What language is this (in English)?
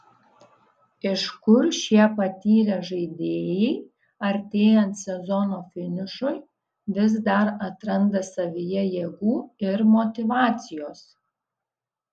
Lithuanian